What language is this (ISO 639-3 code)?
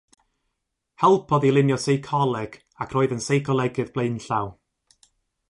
cym